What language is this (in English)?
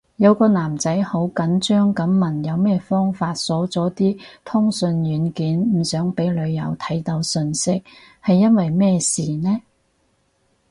Cantonese